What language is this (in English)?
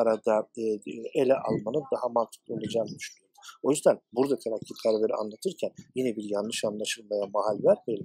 Turkish